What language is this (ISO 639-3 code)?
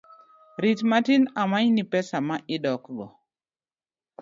luo